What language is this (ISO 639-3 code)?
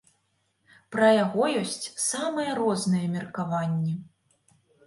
bel